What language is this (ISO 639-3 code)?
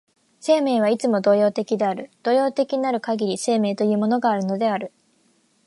jpn